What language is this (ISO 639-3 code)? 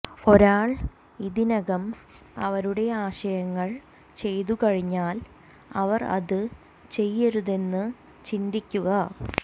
mal